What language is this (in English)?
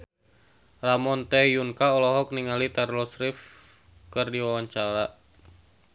Sundanese